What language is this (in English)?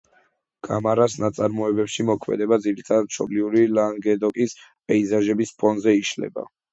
Georgian